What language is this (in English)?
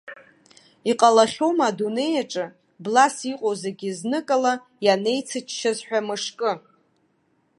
Abkhazian